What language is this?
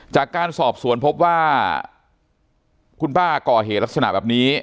Thai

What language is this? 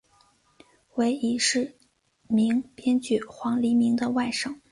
Chinese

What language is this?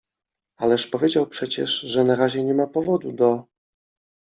Polish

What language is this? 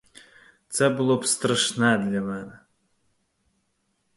Ukrainian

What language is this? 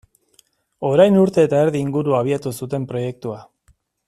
Basque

